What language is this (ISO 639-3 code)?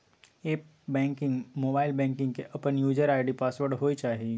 mai